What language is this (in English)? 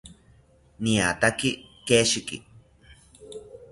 South Ucayali Ashéninka